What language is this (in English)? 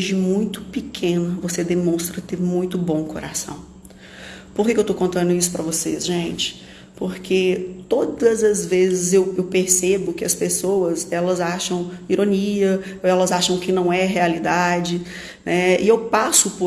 Portuguese